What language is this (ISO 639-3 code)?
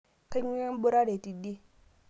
mas